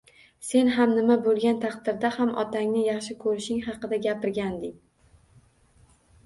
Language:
Uzbek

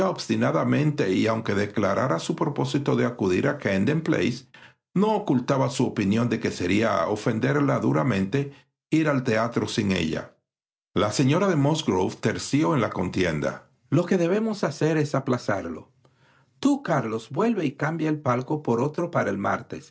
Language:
Spanish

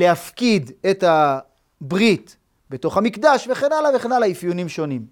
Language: Hebrew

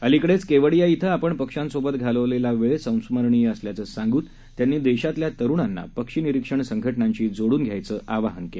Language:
Marathi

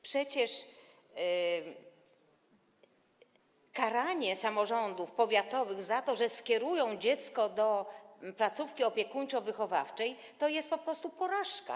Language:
Polish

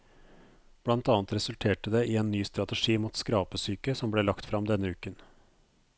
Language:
Norwegian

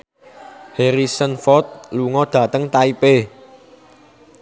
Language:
Javanese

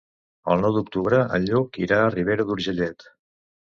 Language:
Catalan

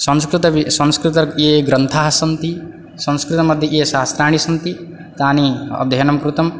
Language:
Sanskrit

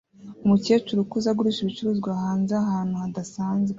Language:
Kinyarwanda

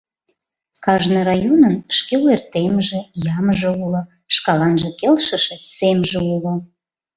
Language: Mari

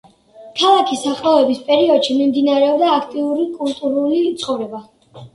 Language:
Georgian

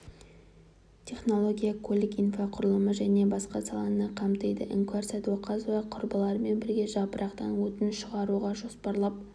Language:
Kazakh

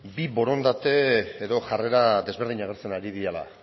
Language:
Basque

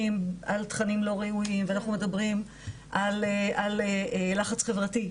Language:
Hebrew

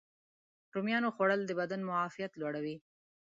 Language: Pashto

